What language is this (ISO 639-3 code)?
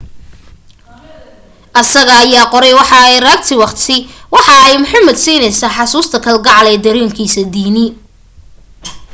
som